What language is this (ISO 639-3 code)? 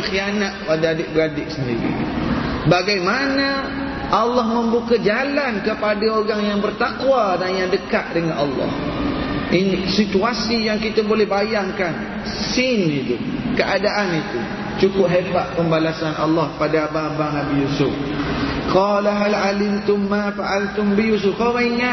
msa